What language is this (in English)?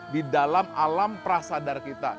Indonesian